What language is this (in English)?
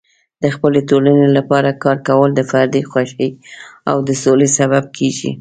Pashto